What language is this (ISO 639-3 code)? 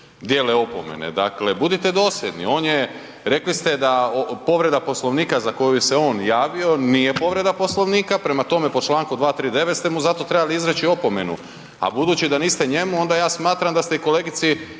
hrv